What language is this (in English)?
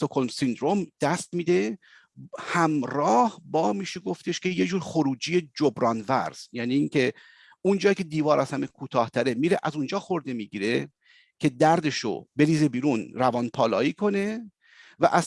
Persian